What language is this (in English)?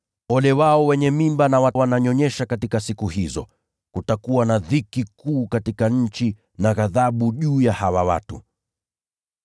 Swahili